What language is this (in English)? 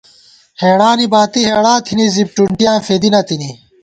Gawar-Bati